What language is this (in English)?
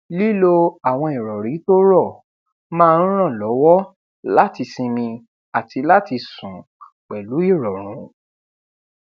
Yoruba